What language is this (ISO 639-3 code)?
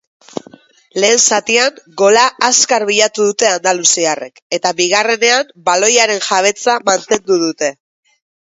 eus